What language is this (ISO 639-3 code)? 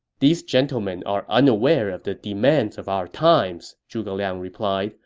eng